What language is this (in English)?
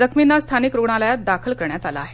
Marathi